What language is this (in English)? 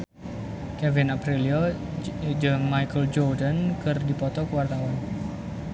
Sundanese